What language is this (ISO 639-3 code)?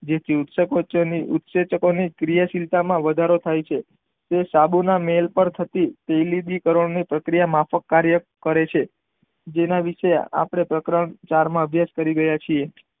guj